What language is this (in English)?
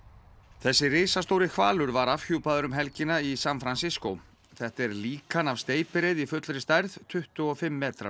Icelandic